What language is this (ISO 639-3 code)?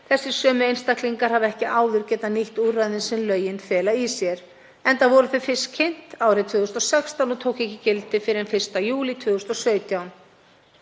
isl